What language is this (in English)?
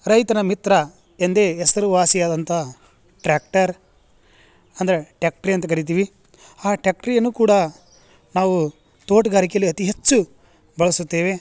Kannada